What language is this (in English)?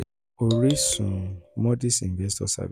Yoruba